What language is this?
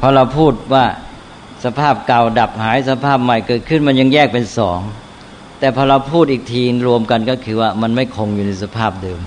Thai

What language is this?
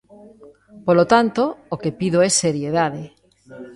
Galician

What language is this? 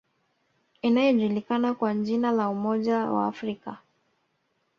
Swahili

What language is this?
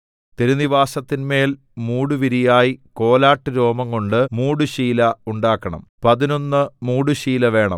Malayalam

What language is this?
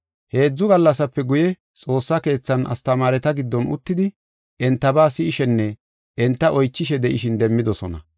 Gofa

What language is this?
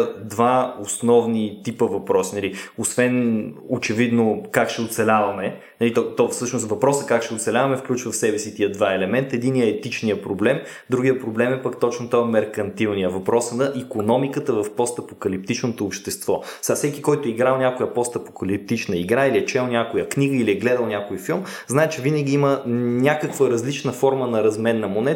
Bulgarian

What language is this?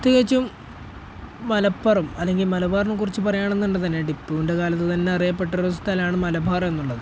Malayalam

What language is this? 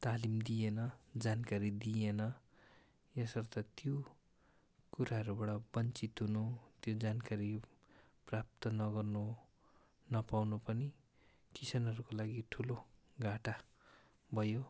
Nepali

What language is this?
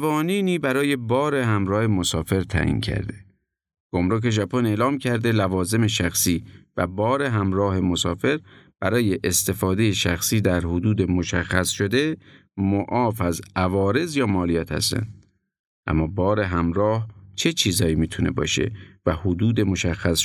Persian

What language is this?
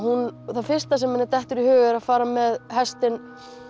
Icelandic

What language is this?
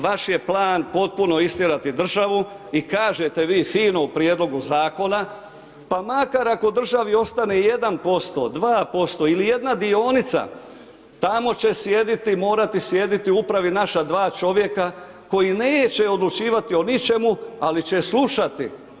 Croatian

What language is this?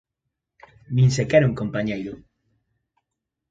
Galician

